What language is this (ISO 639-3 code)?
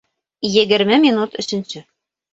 bak